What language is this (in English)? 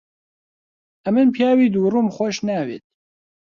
Central Kurdish